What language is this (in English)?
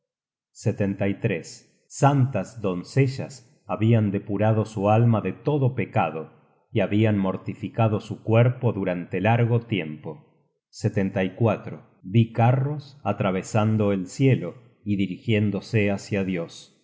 Spanish